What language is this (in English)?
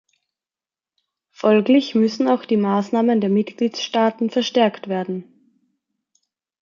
German